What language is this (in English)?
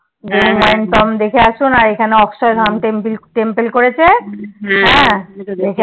Bangla